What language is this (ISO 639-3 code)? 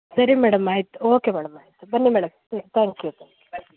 kan